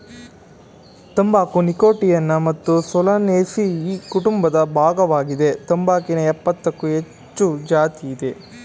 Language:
Kannada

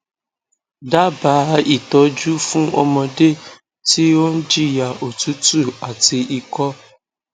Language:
Yoruba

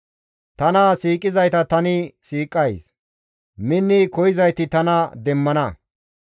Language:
Gamo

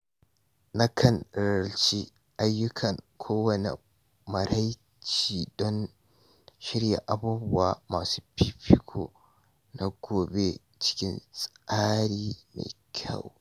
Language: Hausa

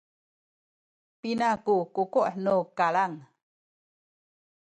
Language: Sakizaya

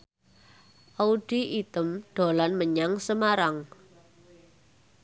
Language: Javanese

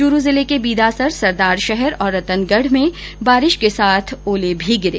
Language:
Hindi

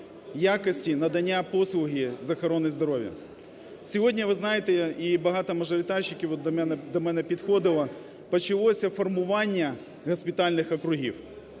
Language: Ukrainian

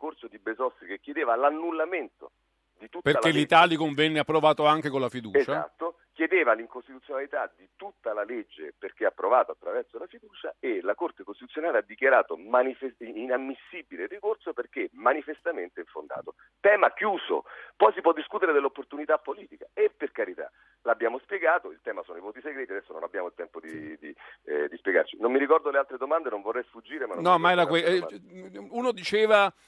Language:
Italian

